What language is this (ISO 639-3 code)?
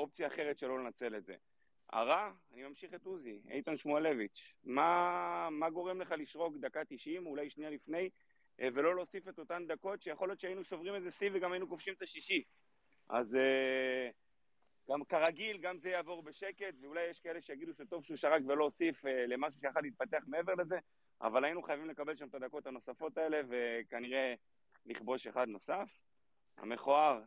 heb